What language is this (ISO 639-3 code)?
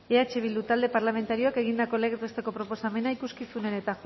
eus